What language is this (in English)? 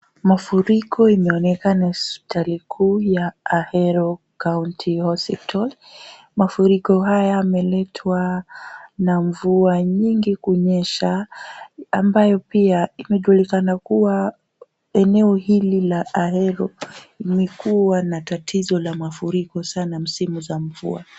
Swahili